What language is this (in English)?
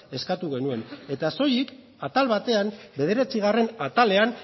Basque